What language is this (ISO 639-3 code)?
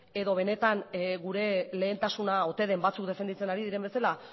eus